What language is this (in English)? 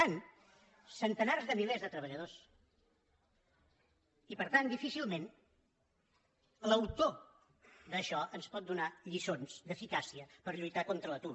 Catalan